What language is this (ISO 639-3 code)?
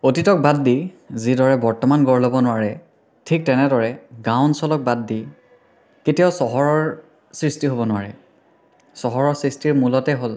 asm